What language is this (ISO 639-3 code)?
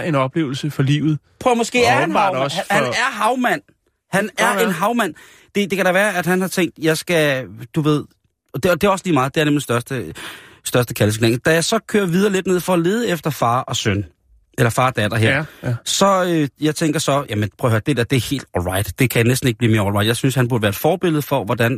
dan